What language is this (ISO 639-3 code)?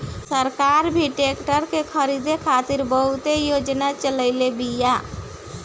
bho